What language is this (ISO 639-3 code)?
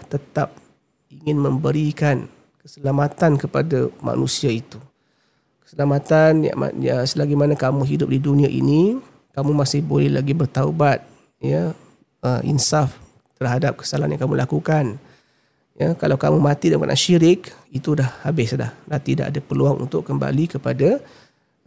msa